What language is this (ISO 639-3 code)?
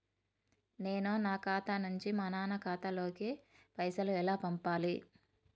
tel